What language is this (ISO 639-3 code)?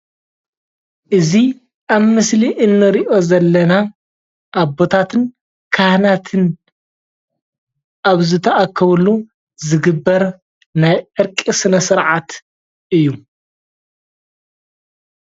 tir